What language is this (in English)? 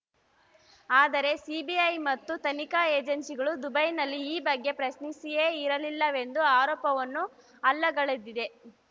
Kannada